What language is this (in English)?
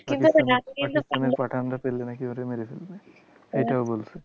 Bangla